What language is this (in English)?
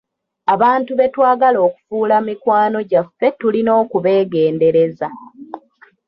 Ganda